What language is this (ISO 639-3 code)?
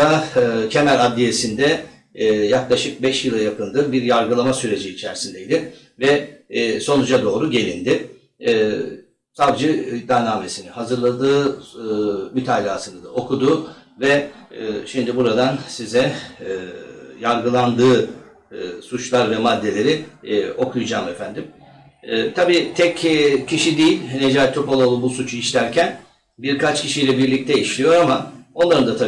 tur